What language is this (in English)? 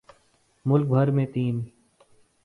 Urdu